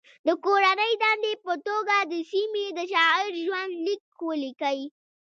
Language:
Pashto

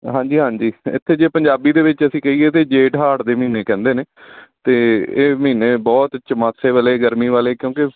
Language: Punjabi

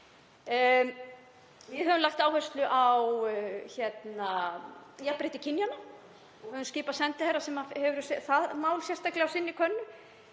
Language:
Icelandic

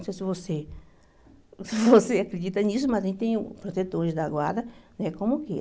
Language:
Portuguese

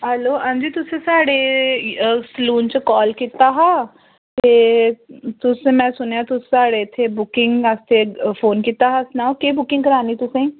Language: Dogri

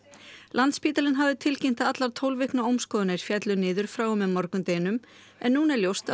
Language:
Icelandic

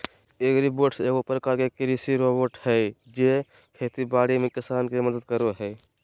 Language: Magahi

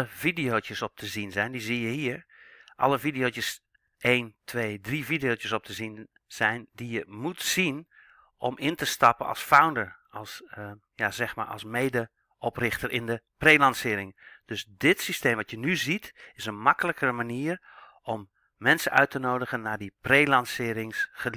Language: Dutch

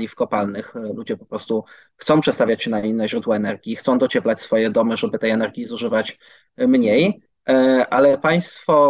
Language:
Polish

